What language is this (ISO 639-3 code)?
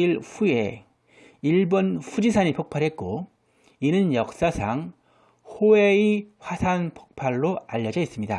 kor